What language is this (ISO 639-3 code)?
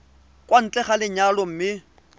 tsn